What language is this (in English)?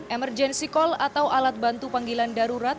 Indonesian